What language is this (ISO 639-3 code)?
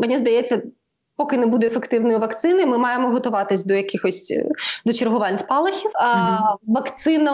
ukr